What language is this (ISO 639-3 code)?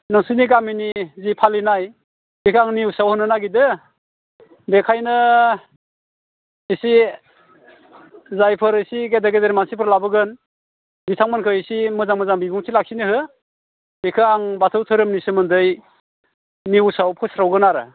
brx